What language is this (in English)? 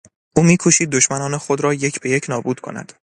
Persian